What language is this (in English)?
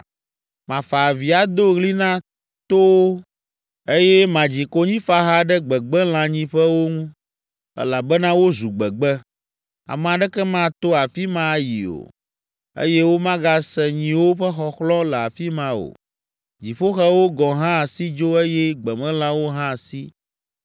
Ewe